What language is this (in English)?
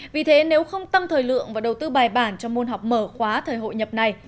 Vietnamese